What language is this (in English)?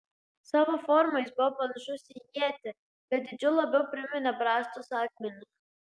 Lithuanian